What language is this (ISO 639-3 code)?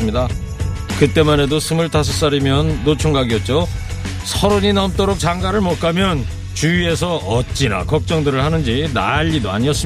kor